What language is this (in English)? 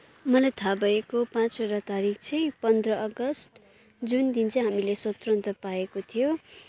Nepali